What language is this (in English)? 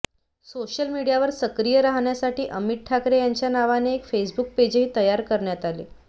Marathi